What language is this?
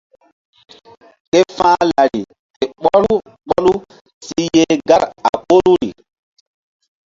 Mbum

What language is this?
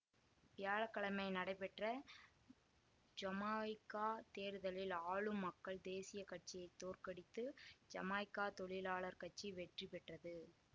Tamil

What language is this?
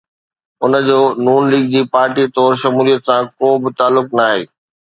Sindhi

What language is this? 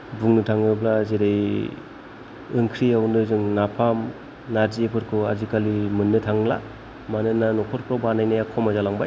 Bodo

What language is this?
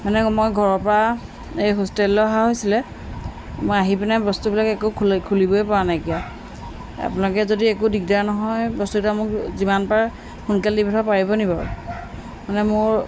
Assamese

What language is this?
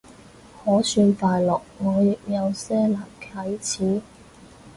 Cantonese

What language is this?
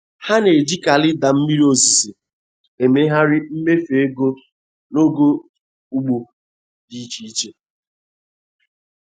Igbo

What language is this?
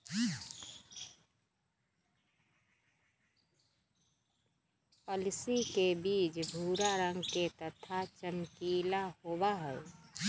Magahi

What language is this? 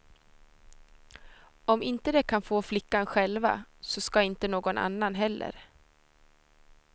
Swedish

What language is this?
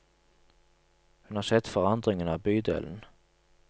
Norwegian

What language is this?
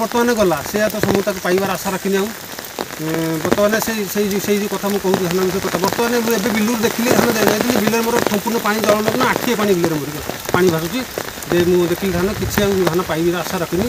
Indonesian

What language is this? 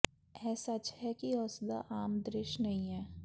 Punjabi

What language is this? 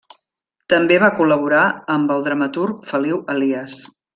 Catalan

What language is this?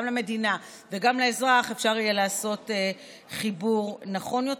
Hebrew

